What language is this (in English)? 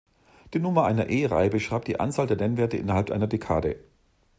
German